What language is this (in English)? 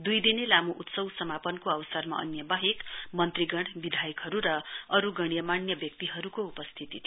Nepali